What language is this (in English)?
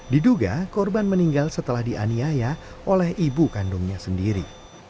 Indonesian